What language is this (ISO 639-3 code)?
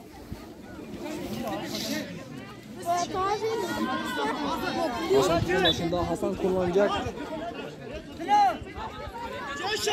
tur